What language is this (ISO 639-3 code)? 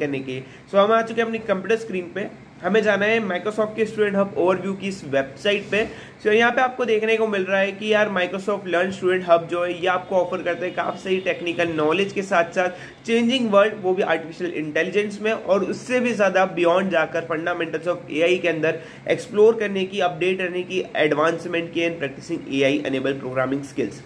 hin